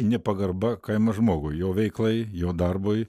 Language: Lithuanian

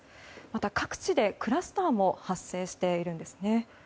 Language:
Japanese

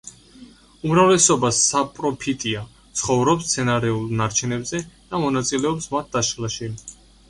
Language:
Georgian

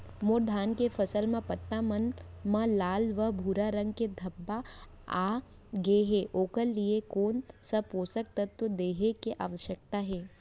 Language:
Chhattisgarhi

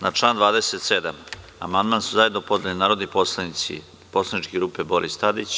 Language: Serbian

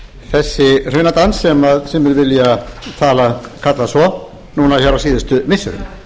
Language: Icelandic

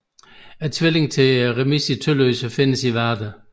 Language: Danish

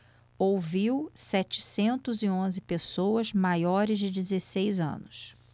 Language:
Portuguese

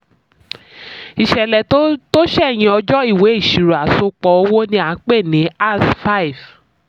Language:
Yoruba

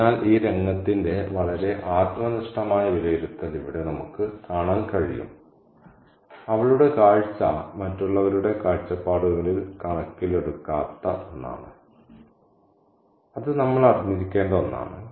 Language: Malayalam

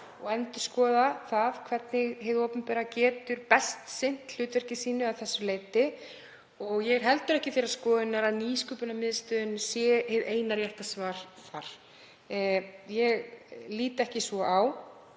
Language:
Icelandic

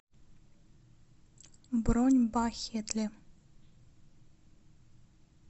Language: Russian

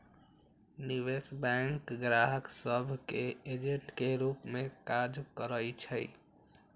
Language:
Magahi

